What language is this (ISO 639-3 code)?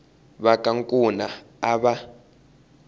tso